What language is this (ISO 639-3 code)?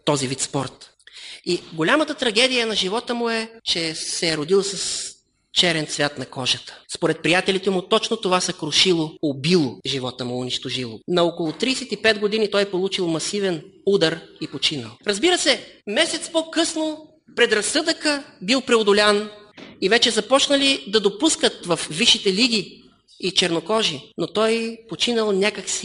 bul